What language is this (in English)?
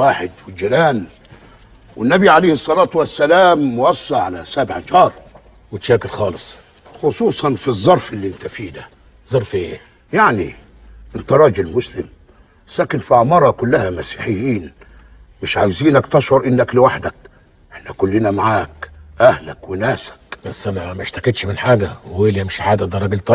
Arabic